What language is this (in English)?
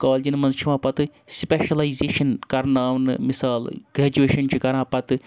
Kashmiri